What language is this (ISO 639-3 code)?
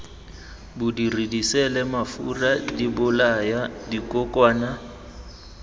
tsn